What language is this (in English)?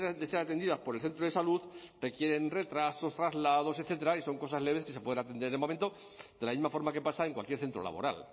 Spanish